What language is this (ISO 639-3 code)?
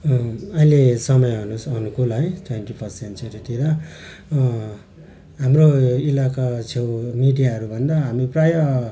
nep